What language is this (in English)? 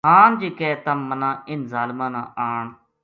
Gujari